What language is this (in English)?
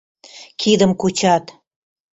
Mari